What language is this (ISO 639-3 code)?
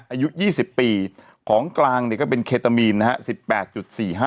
tha